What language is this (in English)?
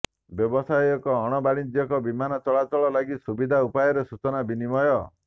Odia